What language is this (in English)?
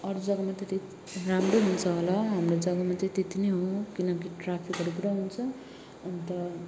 Nepali